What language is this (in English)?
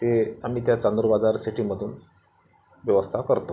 Marathi